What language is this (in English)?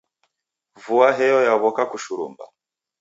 Taita